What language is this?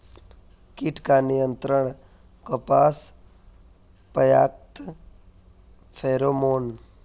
Magahi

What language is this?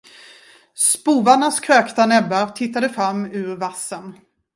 Swedish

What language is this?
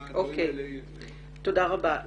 Hebrew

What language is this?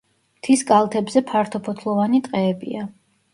Georgian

